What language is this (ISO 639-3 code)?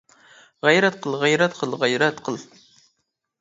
uig